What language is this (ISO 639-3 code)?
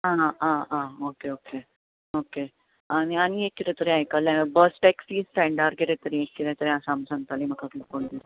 kok